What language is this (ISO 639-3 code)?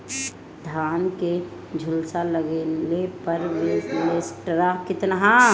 bho